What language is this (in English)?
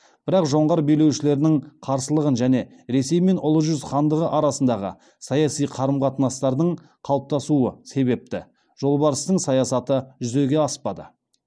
Kazakh